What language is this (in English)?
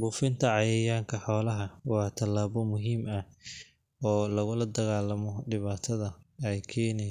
Somali